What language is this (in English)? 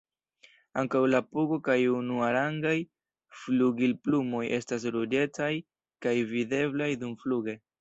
Esperanto